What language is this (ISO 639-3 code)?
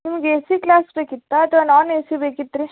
kan